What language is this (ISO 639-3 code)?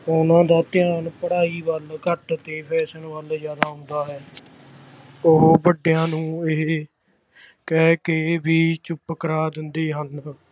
pan